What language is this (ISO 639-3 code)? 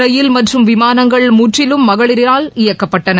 tam